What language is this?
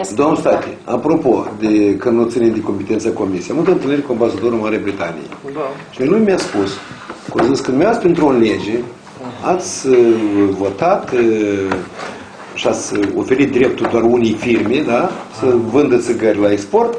Romanian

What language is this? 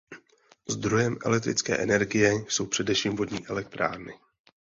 Czech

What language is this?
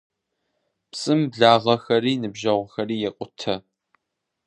Kabardian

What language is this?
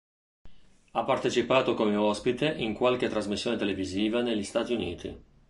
Italian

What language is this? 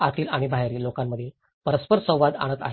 Marathi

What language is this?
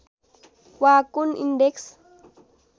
Nepali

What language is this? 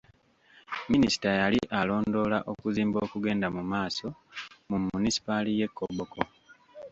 Ganda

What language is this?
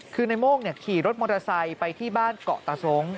Thai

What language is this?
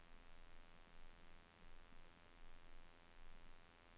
Norwegian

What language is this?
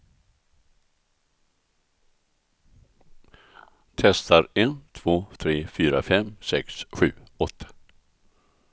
Swedish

